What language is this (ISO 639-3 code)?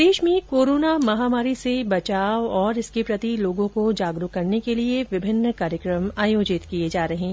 hin